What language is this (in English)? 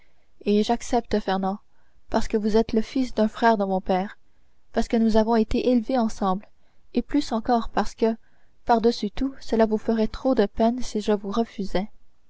French